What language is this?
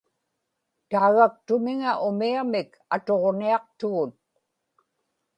Inupiaq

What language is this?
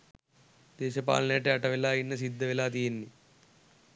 Sinhala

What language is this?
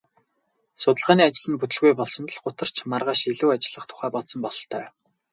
Mongolian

